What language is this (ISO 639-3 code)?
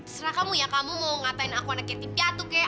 ind